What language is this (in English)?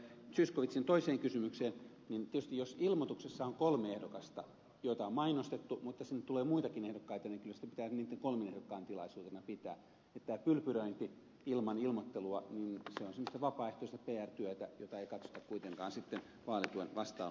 Finnish